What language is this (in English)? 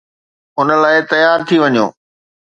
Sindhi